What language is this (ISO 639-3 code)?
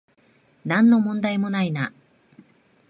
jpn